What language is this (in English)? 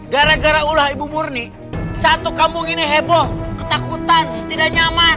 Indonesian